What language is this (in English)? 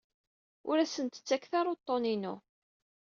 Kabyle